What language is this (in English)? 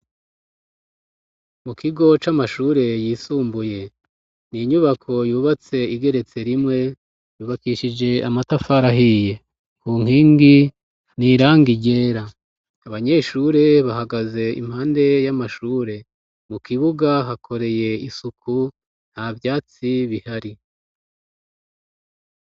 Rundi